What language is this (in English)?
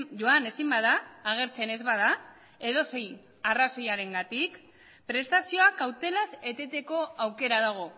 Basque